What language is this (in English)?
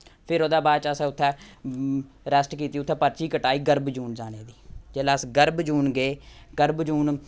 Dogri